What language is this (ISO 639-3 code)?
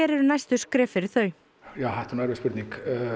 isl